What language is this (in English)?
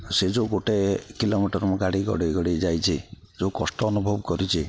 Odia